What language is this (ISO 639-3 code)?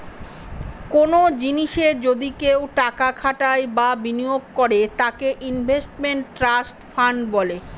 ben